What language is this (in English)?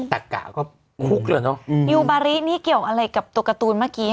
Thai